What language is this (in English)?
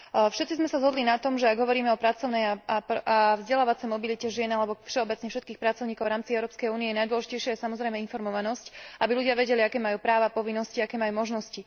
Slovak